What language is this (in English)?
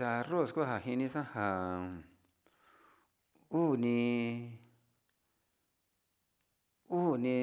Sinicahua Mixtec